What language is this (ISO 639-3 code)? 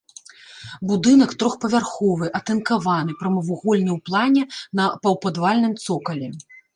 bel